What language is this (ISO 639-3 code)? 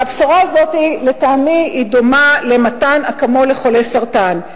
heb